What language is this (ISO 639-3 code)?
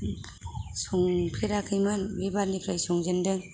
brx